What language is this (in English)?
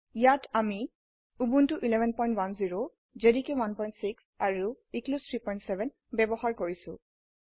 Assamese